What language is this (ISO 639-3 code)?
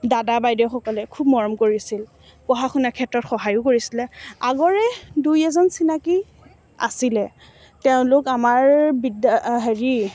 asm